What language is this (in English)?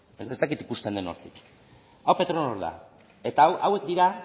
Basque